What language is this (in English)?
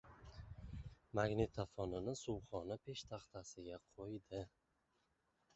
Uzbek